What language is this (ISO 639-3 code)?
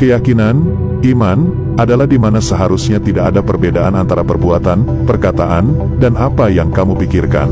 ind